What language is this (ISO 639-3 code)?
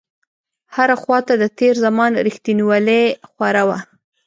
pus